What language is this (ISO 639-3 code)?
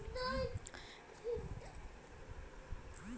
mai